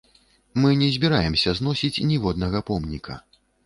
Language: Belarusian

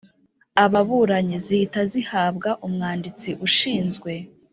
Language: Kinyarwanda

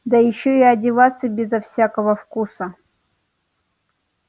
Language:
Russian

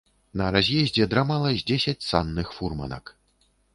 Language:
Belarusian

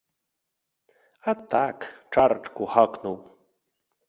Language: Belarusian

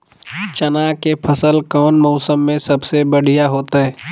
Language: Magahi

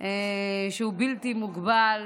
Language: Hebrew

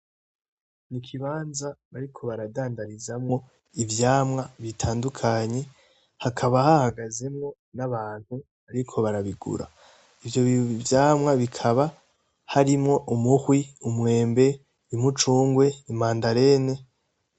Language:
Rundi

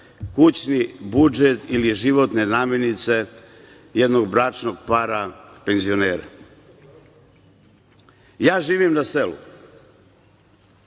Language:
Serbian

